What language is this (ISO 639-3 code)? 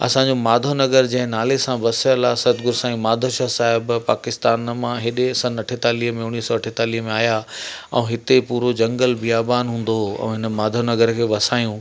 snd